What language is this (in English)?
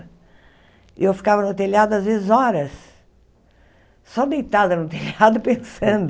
Portuguese